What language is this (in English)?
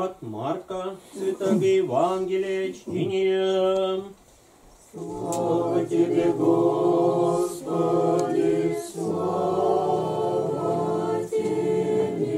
Russian